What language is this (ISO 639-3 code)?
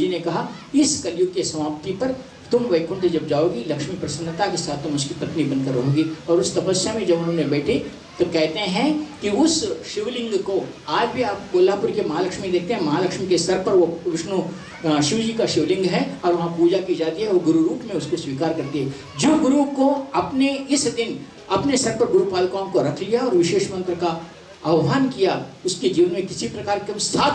hin